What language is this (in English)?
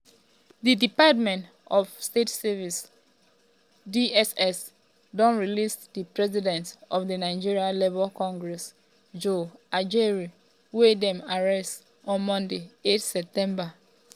Nigerian Pidgin